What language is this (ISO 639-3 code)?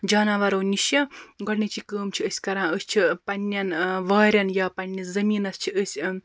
kas